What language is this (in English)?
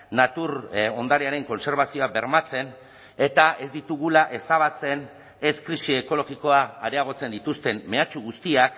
Basque